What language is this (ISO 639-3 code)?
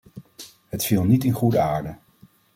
nld